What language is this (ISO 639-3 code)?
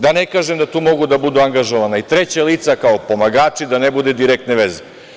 srp